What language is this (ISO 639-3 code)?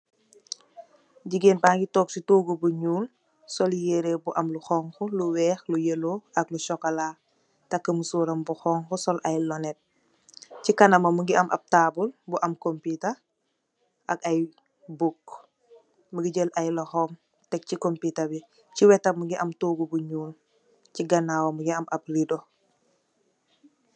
wol